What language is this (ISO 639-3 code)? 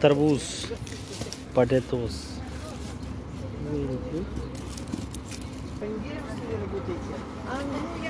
hin